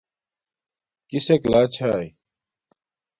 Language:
Domaaki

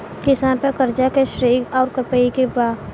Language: Bhojpuri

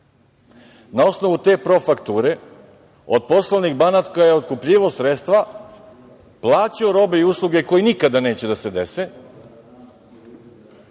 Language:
Serbian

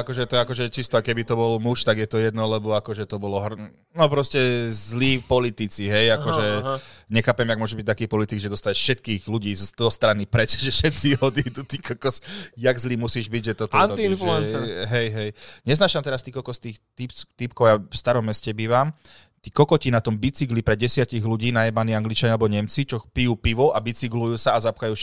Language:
Slovak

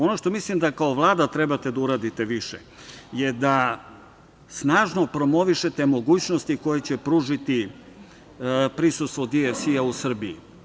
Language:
Serbian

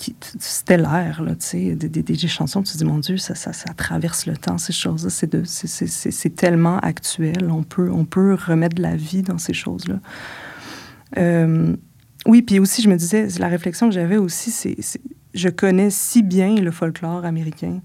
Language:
French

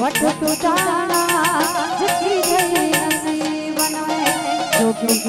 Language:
Gujarati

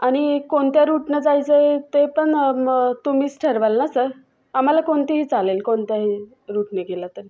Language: Marathi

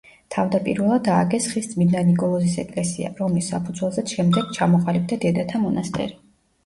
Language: Georgian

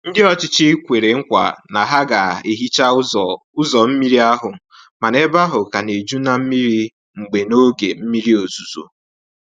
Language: Igbo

